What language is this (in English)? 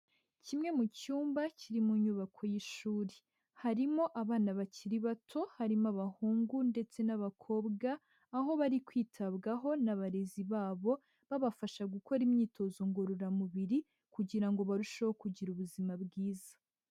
Kinyarwanda